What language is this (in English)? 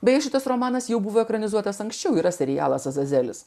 Lithuanian